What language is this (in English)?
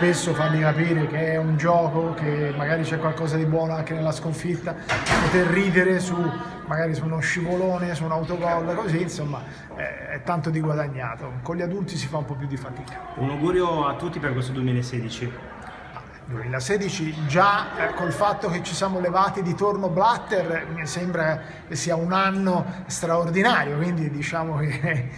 Italian